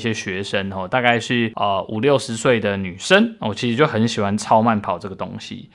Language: Chinese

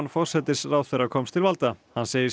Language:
Icelandic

